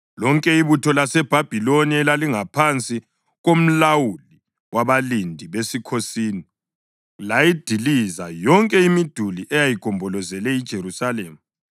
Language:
North Ndebele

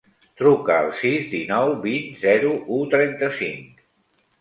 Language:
Catalan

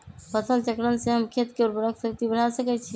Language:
Magahi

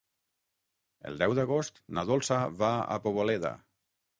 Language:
Catalan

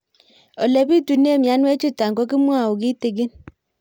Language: Kalenjin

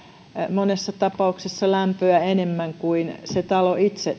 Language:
Finnish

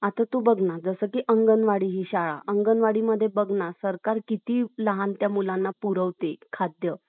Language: Marathi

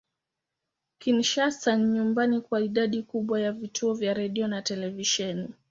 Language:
Swahili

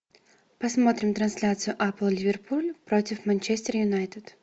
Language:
Russian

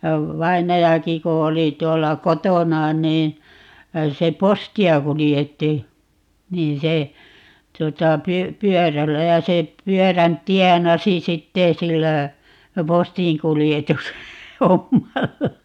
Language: Finnish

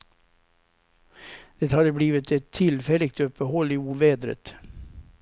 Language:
Swedish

